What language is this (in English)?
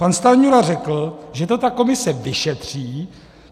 Czech